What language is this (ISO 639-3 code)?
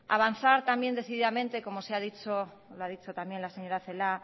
spa